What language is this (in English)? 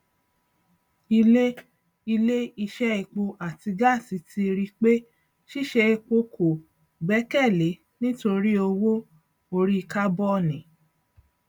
Yoruba